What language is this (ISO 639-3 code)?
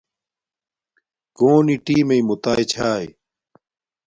dmk